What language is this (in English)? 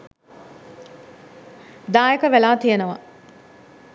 Sinhala